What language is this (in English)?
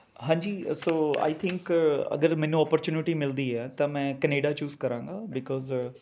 Punjabi